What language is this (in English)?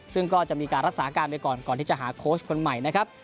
Thai